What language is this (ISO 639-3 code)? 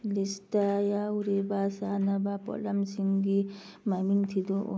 mni